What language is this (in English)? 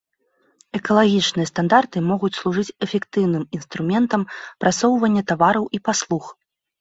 Belarusian